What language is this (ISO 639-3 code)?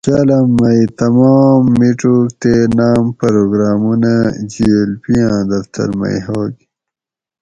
gwc